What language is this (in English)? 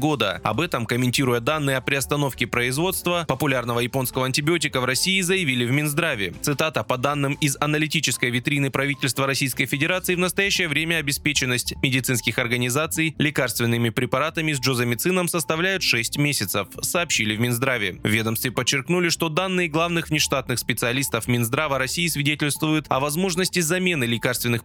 Russian